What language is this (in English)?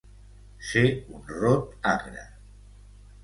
Catalan